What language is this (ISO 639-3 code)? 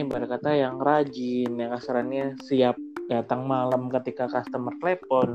ind